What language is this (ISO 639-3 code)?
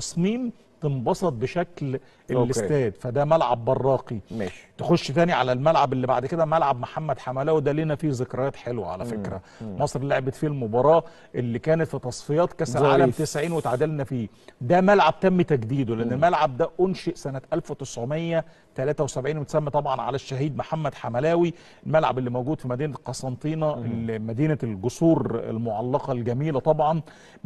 ara